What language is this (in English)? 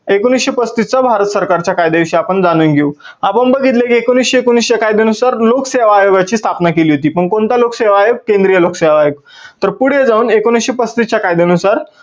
Marathi